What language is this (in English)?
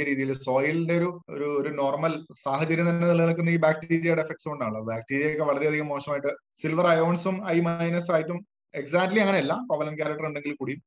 Malayalam